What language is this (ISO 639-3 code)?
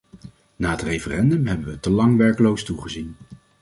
nld